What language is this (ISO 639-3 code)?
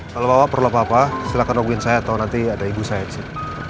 ind